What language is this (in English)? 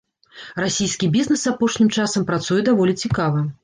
Belarusian